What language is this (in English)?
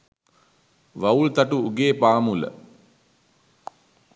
Sinhala